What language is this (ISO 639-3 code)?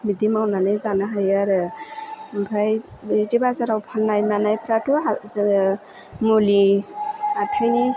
brx